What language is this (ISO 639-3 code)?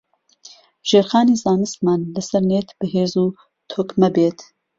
ckb